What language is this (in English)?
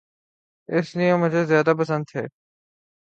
Urdu